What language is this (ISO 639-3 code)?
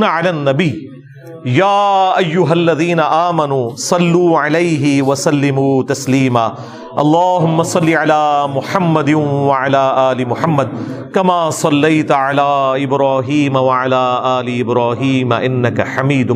urd